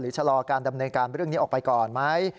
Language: Thai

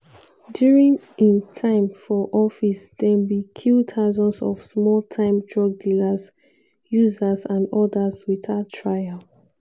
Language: Nigerian Pidgin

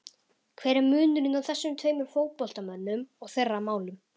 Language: Icelandic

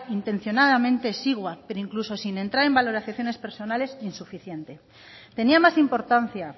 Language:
Spanish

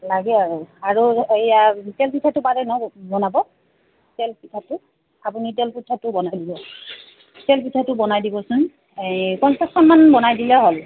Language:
Assamese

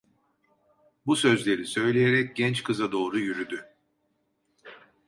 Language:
Turkish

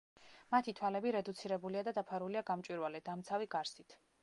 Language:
Georgian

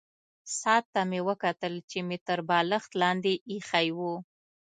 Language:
Pashto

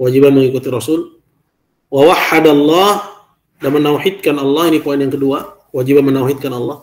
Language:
Indonesian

